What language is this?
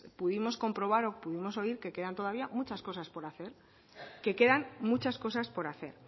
Spanish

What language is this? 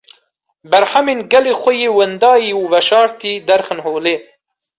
Kurdish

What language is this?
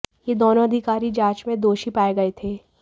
Hindi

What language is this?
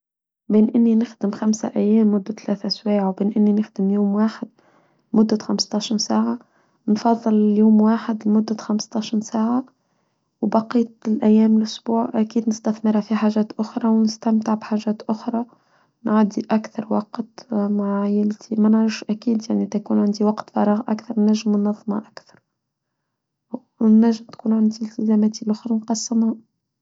Tunisian Arabic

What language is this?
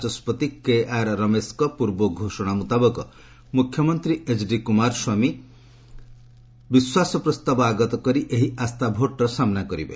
Odia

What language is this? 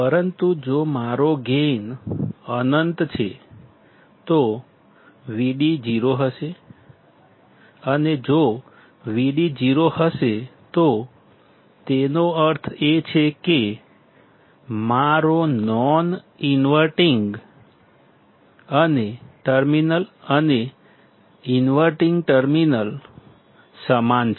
Gujarati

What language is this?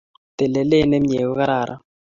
Kalenjin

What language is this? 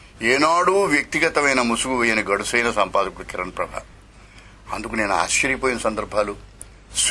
Telugu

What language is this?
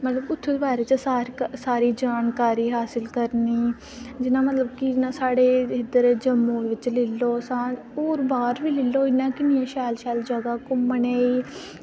Dogri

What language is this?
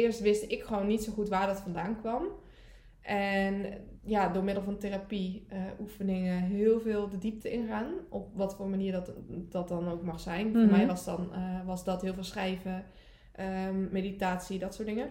Dutch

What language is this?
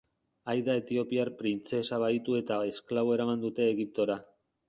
Basque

